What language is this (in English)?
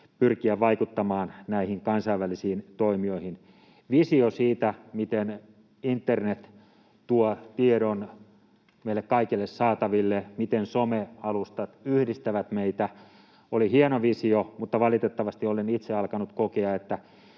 Finnish